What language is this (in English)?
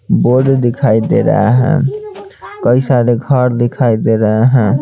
Hindi